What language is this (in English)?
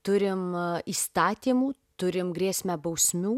Lithuanian